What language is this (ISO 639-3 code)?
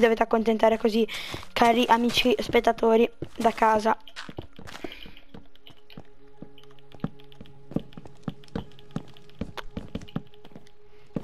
ita